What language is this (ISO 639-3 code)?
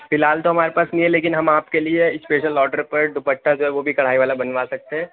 urd